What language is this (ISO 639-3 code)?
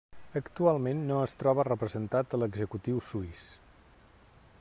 cat